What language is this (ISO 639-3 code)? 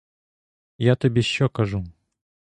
ukr